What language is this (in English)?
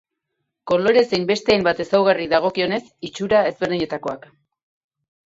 Basque